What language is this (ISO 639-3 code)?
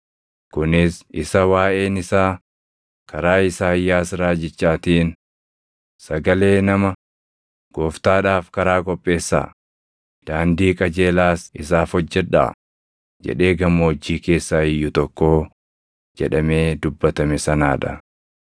orm